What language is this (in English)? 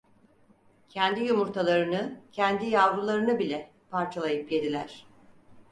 Turkish